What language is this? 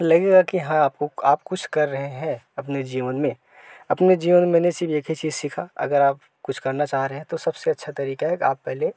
Hindi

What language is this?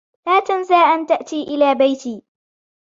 Arabic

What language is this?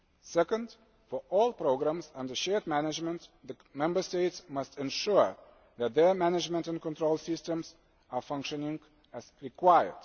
English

